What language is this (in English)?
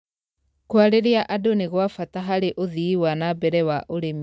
Kikuyu